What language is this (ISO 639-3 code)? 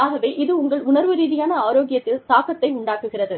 tam